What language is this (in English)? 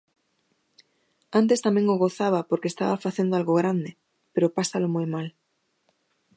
Galician